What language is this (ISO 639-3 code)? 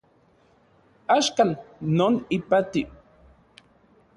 ncx